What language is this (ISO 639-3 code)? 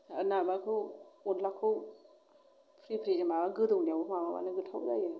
brx